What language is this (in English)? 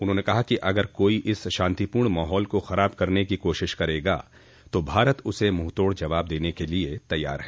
Hindi